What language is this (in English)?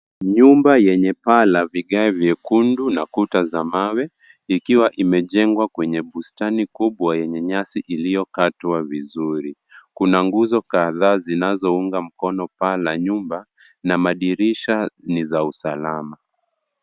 Swahili